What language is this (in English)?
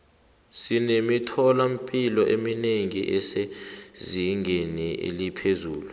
South Ndebele